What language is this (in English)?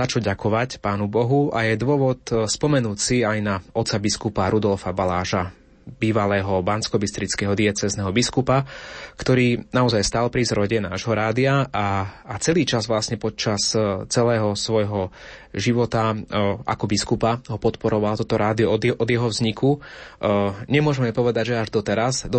Slovak